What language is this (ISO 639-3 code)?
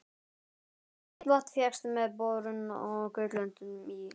isl